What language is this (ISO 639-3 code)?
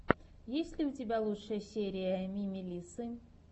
rus